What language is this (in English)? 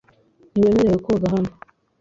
Kinyarwanda